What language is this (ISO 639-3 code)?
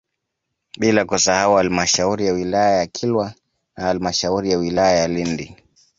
swa